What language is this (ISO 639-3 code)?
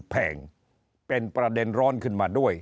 tha